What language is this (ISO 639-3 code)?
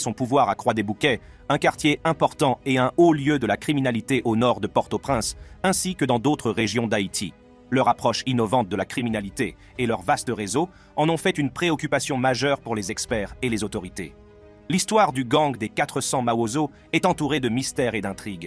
fra